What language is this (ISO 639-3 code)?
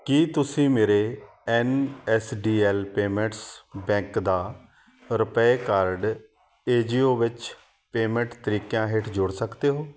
pan